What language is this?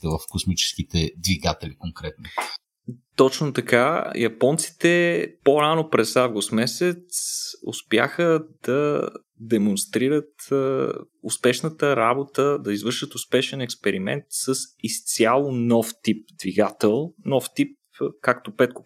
Bulgarian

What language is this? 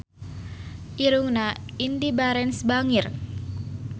Sundanese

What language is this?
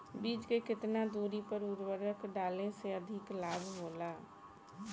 Bhojpuri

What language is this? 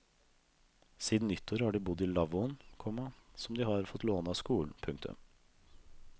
Norwegian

